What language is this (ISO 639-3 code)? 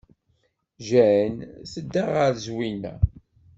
kab